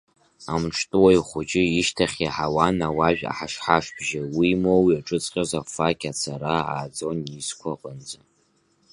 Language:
Abkhazian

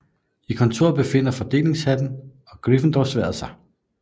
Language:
Danish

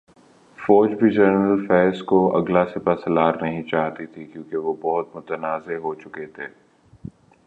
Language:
Urdu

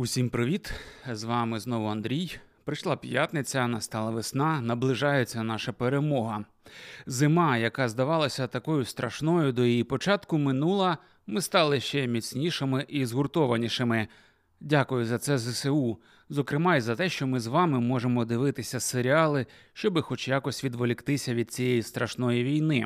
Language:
Ukrainian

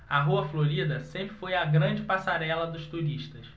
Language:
Portuguese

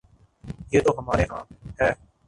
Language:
Urdu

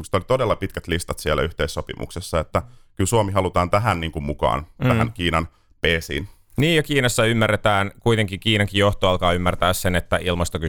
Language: Finnish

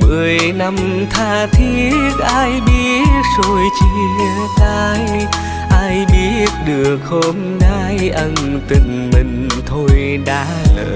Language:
Vietnamese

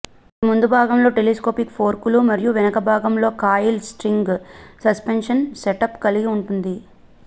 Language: Telugu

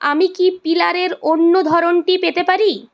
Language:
Bangla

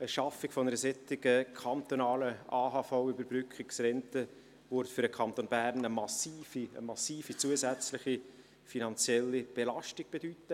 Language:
Swiss German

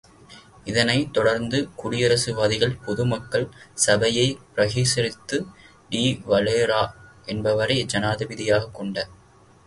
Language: Tamil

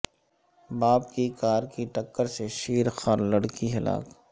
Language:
Urdu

